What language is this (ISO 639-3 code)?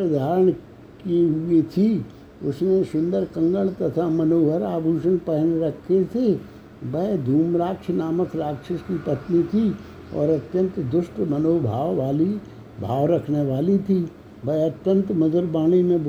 hin